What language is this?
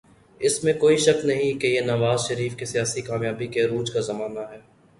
Urdu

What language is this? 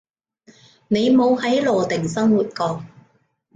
Cantonese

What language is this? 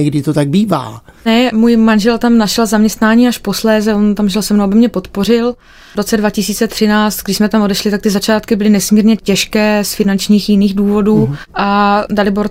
Czech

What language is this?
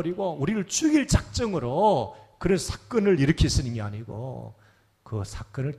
Korean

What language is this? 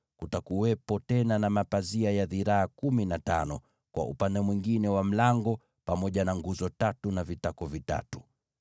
Swahili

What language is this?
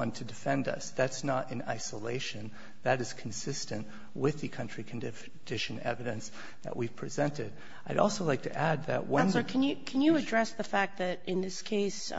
English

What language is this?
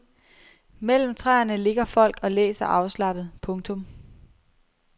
Danish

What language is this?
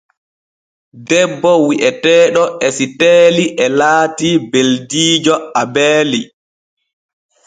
Borgu Fulfulde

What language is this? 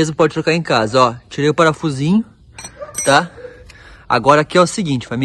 Portuguese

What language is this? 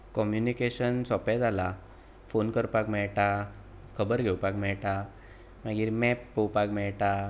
Konkani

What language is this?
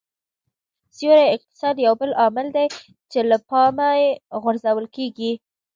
Pashto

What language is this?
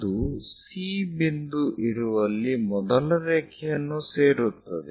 Kannada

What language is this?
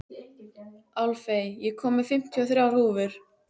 Icelandic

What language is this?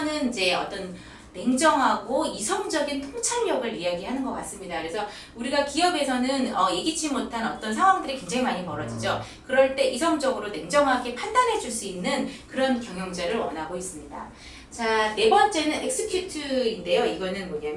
Korean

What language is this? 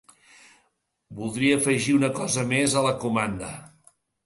Catalan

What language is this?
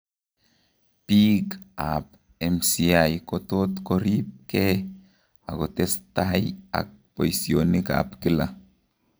Kalenjin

